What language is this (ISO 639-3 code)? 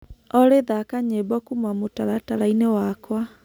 kik